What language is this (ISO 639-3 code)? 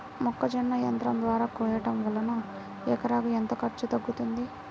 tel